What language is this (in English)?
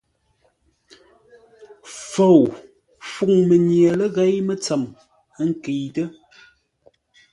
Ngombale